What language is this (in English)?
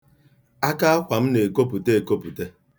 Igbo